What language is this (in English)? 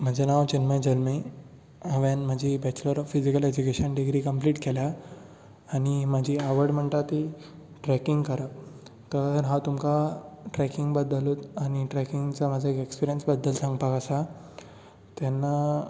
Konkani